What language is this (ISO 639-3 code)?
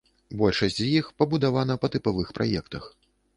bel